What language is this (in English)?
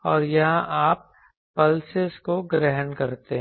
Hindi